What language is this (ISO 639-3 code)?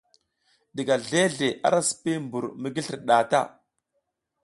giz